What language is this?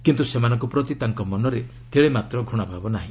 Odia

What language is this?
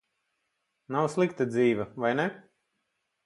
Latvian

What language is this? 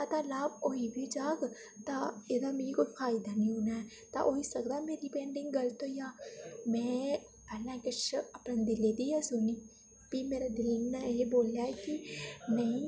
Dogri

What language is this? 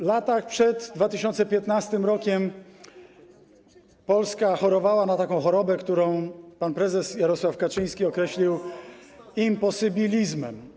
Polish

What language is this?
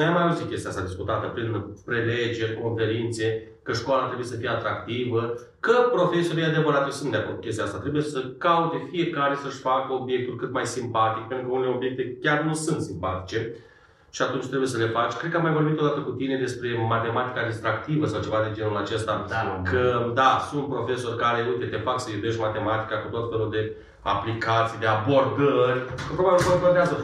Romanian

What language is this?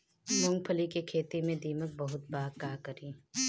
Bhojpuri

